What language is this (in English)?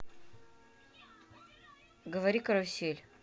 Russian